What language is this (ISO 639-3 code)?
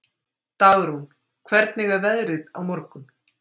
isl